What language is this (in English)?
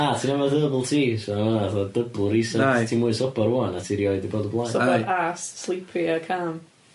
Welsh